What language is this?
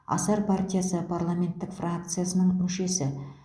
Kazakh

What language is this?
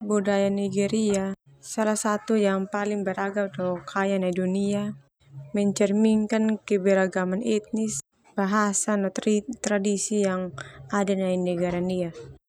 Termanu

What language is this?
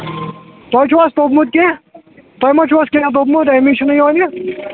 Kashmiri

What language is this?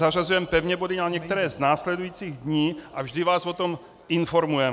Czech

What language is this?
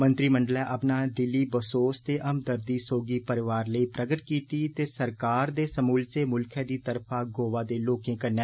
Dogri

